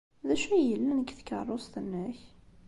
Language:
Kabyle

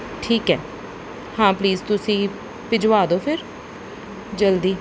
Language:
Punjabi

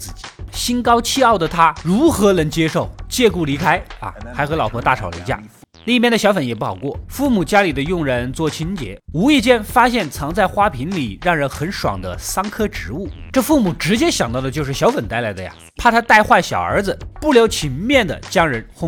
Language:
Chinese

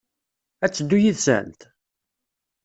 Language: Kabyle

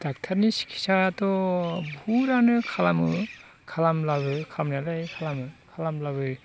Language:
Bodo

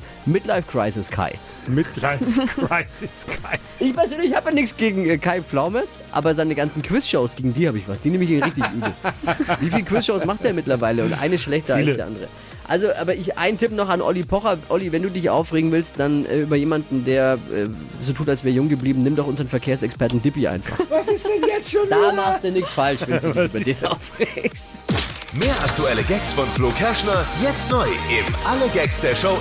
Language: German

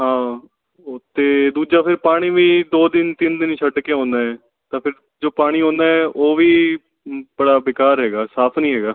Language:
Punjabi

